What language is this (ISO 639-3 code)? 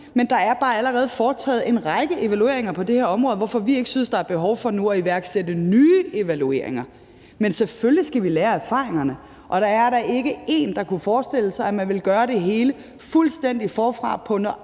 dan